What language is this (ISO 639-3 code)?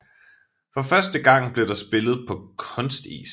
dan